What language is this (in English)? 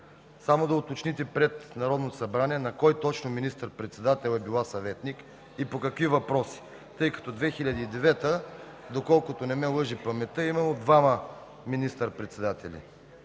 Bulgarian